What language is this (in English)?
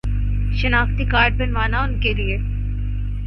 Urdu